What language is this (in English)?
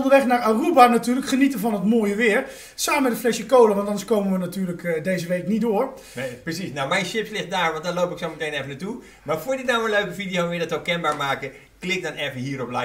Dutch